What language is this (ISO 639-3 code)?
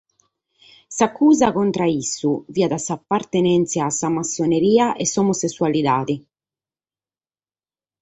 srd